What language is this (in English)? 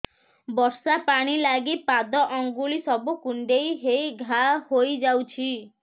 Odia